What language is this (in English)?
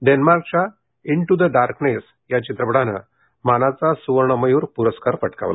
Marathi